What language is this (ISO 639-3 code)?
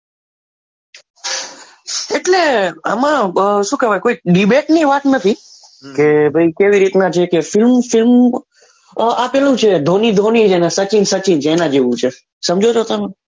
guj